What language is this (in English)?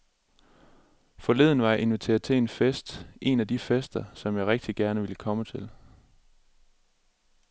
Danish